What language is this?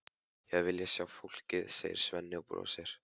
Icelandic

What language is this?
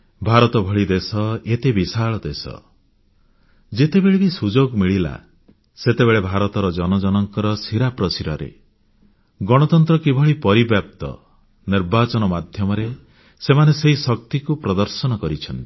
Odia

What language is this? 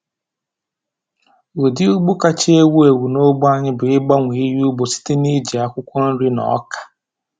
Igbo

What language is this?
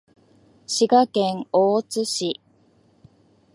Japanese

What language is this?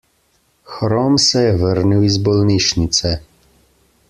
Slovenian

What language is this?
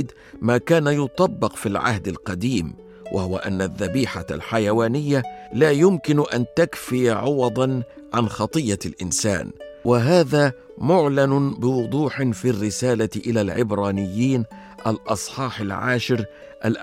Arabic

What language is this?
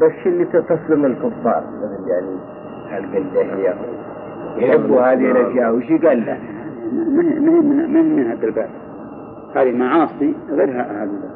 Arabic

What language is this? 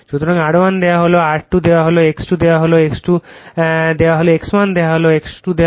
Bangla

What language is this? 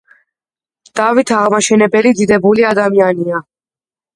Georgian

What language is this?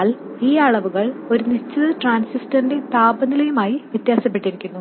Malayalam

